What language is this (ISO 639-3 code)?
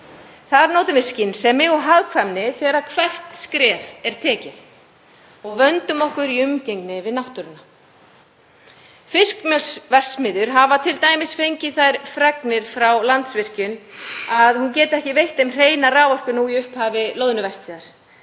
isl